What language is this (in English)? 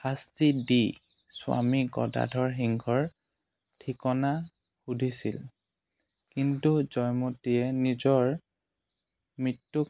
Assamese